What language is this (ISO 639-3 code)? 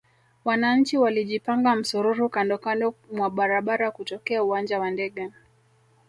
swa